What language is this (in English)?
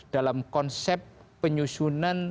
Indonesian